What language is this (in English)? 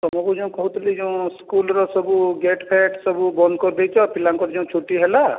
Odia